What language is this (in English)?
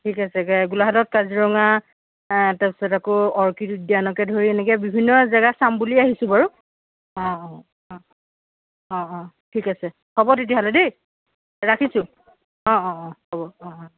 Assamese